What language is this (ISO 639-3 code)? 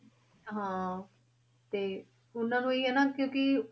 pan